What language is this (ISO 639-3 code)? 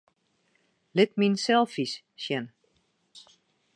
fry